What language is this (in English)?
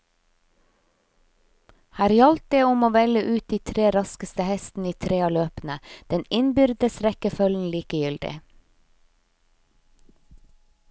Norwegian